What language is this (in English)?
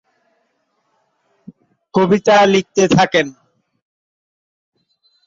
Bangla